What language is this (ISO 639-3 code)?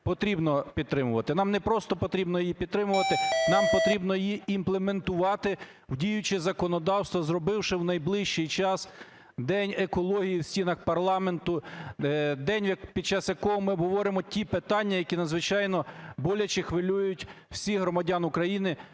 ukr